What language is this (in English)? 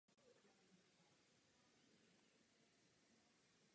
Czech